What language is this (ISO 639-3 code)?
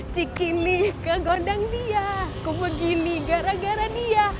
ind